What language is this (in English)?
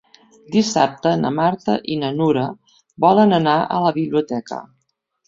Catalan